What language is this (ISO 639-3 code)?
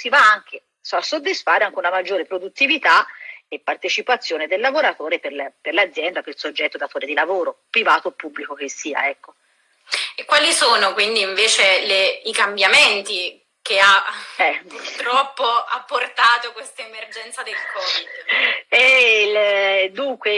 ita